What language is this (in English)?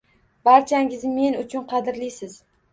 Uzbek